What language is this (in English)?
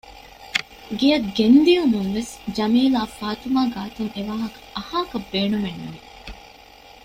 Divehi